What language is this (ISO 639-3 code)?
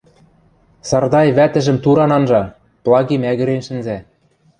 mrj